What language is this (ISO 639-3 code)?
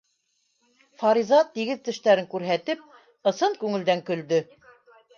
bak